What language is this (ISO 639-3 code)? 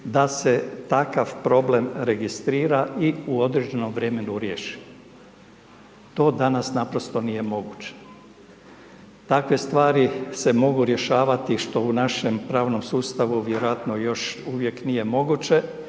hrv